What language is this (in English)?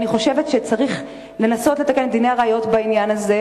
Hebrew